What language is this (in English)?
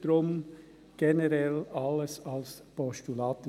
Swiss German